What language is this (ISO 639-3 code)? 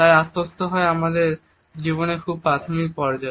ben